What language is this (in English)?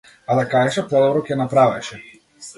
Macedonian